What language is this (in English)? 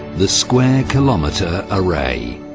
English